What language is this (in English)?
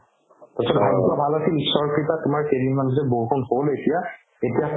Assamese